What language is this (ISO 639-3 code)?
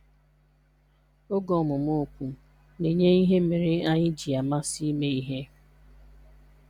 ibo